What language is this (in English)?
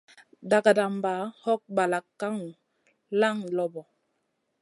Masana